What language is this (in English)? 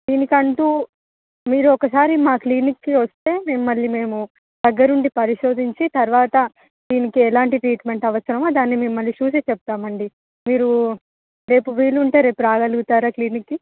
Telugu